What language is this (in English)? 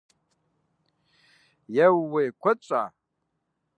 Kabardian